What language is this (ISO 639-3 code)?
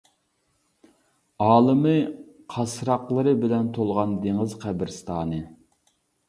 uig